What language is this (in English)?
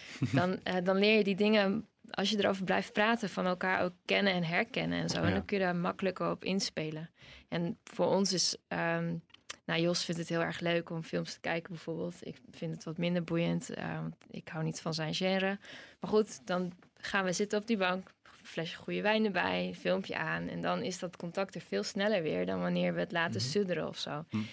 Dutch